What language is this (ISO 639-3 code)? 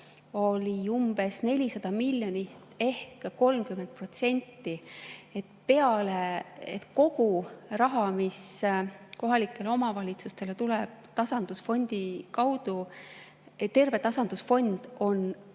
est